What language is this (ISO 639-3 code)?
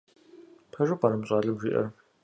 kbd